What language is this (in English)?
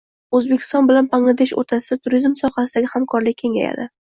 Uzbek